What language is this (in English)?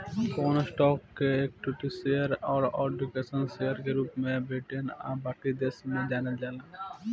Bhojpuri